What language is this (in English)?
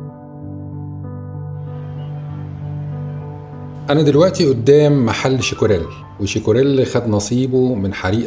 Arabic